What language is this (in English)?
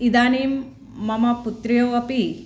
Sanskrit